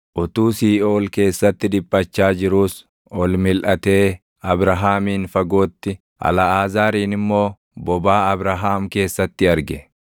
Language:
Oromo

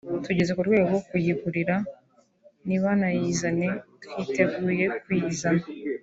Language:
Kinyarwanda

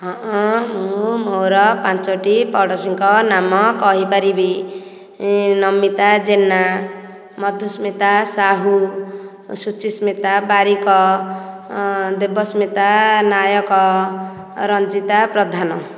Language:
Odia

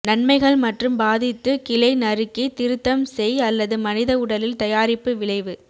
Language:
Tamil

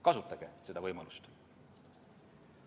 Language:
Estonian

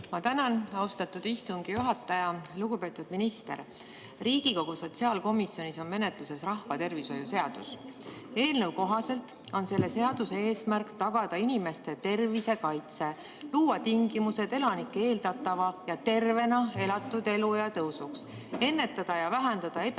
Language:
Estonian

